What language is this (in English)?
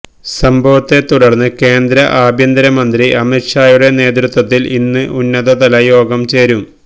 Malayalam